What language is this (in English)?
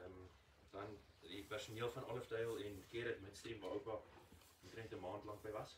Dutch